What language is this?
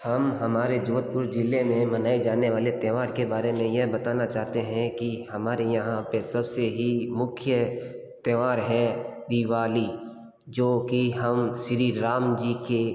Hindi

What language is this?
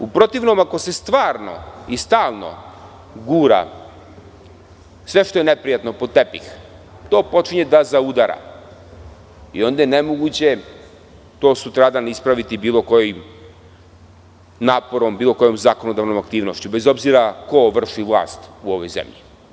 Serbian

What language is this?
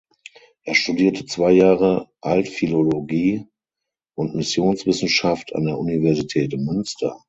German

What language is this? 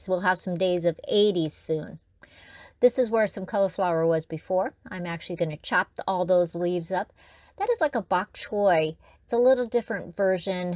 English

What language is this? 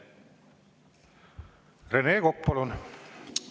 Estonian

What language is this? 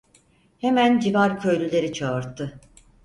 Turkish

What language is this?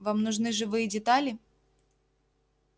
Russian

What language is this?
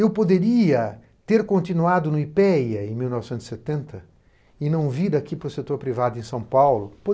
Portuguese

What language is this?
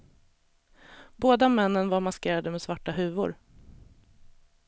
Swedish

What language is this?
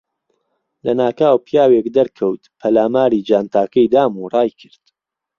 Central Kurdish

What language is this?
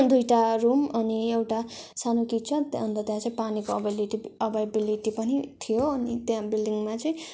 Nepali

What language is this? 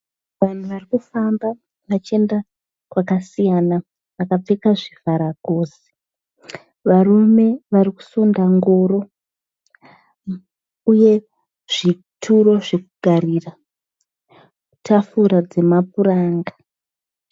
Shona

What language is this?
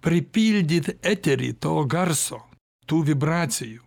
Lithuanian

